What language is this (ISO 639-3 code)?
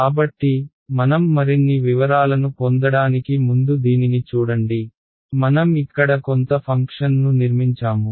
tel